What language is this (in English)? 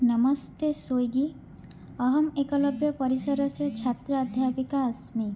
Sanskrit